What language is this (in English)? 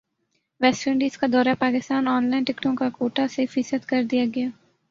Urdu